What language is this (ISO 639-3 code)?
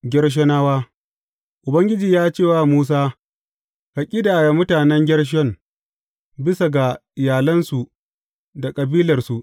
hau